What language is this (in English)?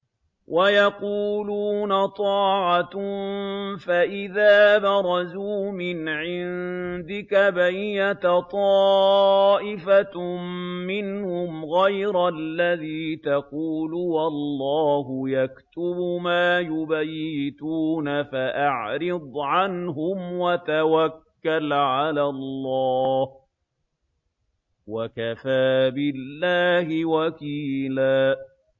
Arabic